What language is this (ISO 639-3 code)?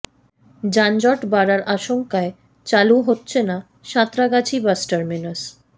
ben